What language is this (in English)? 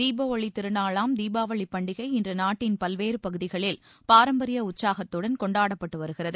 Tamil